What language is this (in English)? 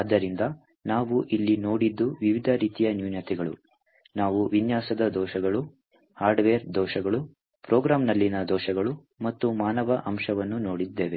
Kannada